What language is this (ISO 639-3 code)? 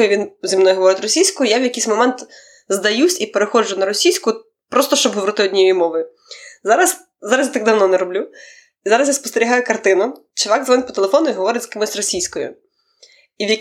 ukr